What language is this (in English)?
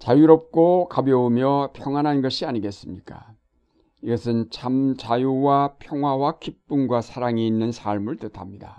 Korean